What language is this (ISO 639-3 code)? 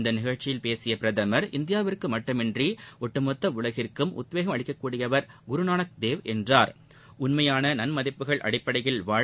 tam